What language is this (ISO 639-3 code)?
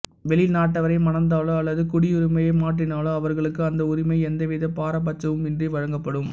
tam